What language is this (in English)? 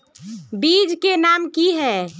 Magahi